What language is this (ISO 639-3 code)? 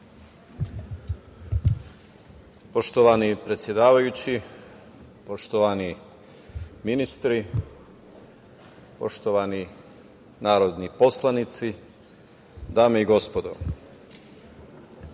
srp